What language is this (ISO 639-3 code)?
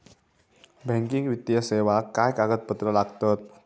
mar